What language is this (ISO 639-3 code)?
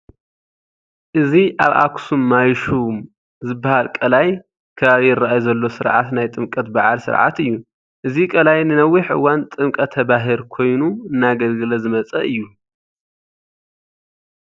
tir